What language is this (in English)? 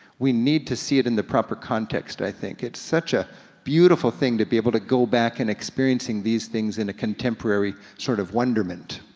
English